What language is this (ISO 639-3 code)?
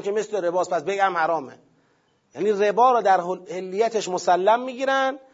fas